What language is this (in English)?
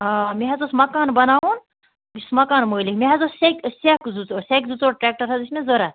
Kashmiri